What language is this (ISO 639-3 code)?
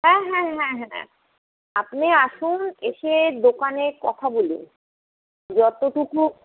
ben